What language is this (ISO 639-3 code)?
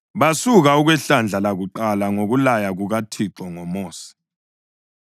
nde